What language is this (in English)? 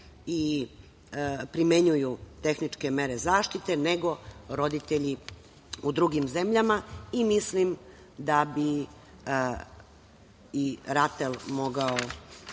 Serbian